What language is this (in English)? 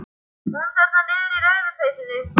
Icelandic